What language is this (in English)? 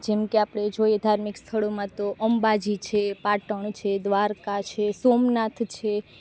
Gujarati